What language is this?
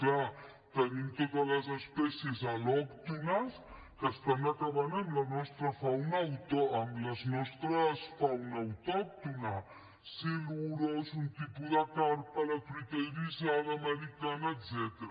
Catalan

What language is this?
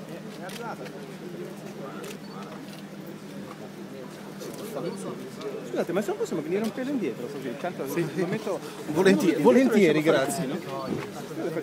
Italian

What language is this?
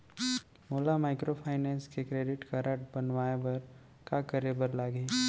Chhattisgarhi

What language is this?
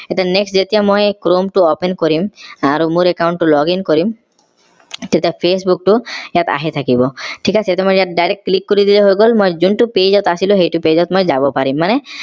Assamese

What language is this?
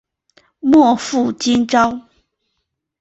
Chinese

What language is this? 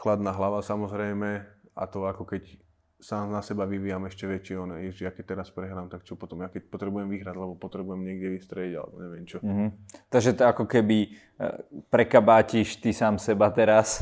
Slovak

